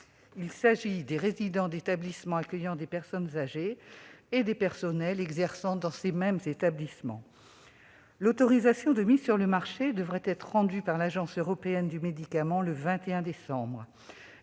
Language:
French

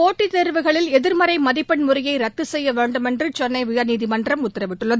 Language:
Tamil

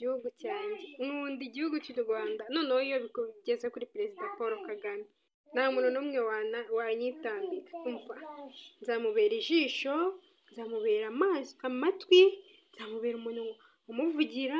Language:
Russian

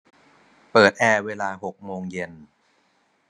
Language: Thai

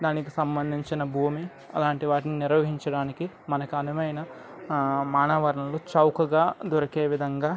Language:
Telugu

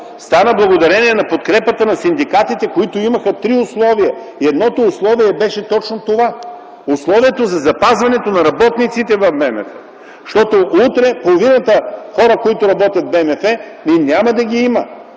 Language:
Bulgarian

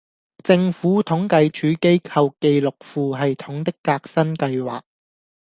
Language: Cantonese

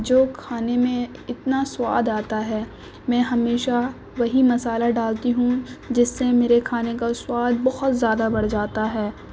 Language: Urdu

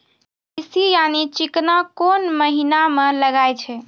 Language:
Maithili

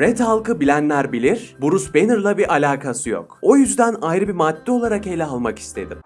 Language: Turkish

